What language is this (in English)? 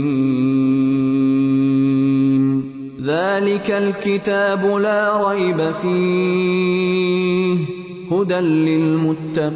Urdu